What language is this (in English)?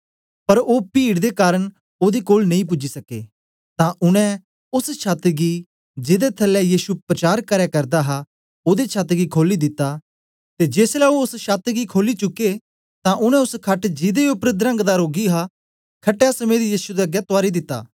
Dogri